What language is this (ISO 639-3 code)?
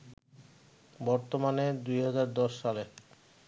ben